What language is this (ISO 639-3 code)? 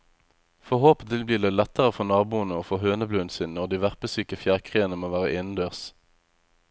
nor